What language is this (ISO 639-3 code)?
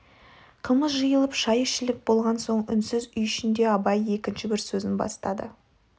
kaz